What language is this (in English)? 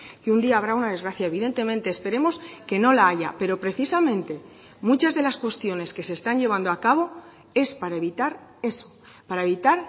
Spanish